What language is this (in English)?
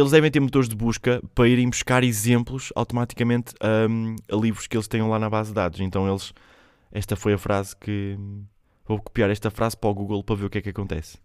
Portuguese